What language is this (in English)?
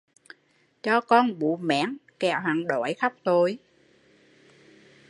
Vietnamese